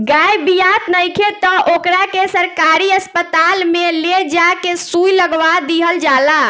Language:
Bhojpuri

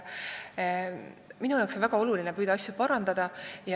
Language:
Estonian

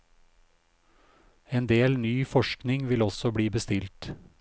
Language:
Norwegian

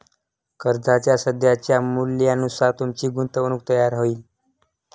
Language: Marathi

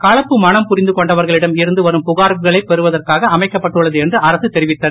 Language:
Tamil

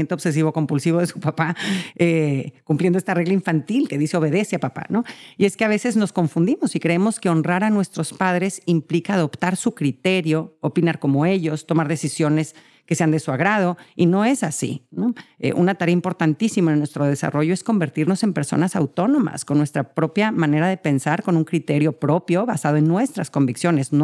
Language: Spanish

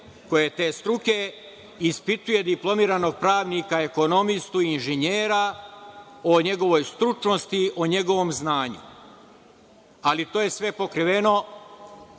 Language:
Serbian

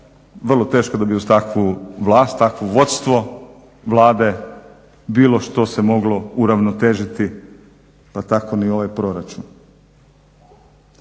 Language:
Croatian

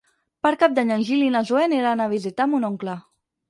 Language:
Catalan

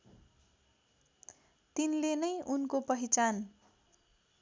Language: Nepali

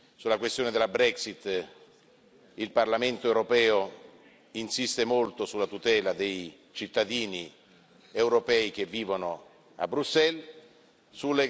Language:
Italian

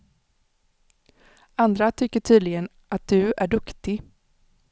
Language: Swedish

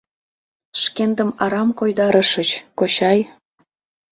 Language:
Mari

